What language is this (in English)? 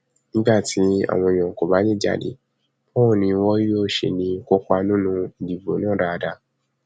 Yoruba